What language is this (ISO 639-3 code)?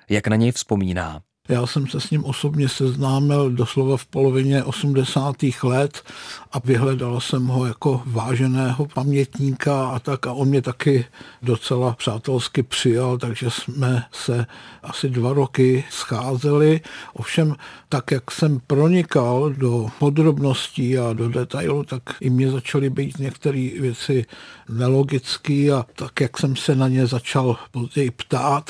ces